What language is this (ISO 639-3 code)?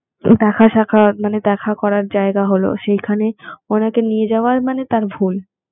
ben